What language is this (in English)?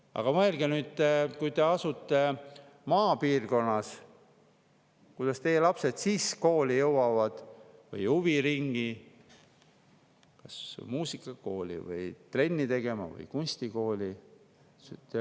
Estonian